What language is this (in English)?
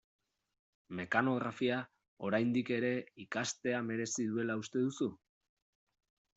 Basque